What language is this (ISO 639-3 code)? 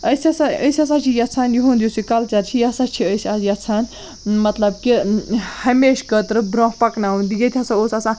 kas